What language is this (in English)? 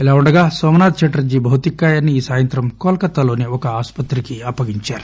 Telugu